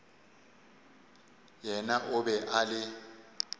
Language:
Northern Sotho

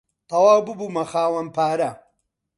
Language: Central Kurdish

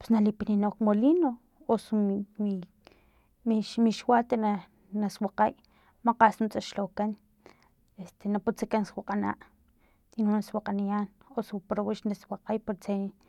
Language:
Filomena Mata-Coahuitlán Totonac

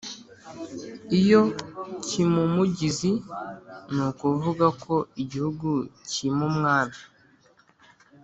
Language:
Kinyarwanda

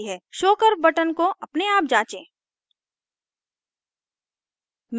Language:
Hindi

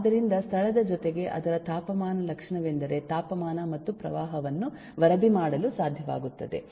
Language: Kannada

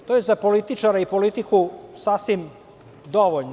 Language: Serbian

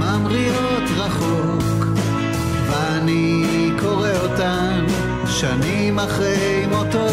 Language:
Hebrew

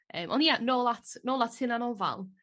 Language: Welsh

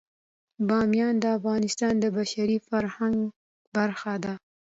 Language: Pashto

